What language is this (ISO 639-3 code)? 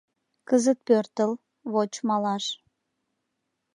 chm